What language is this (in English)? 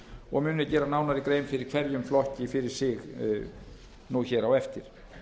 Icelandic